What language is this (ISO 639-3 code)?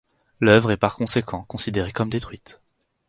fra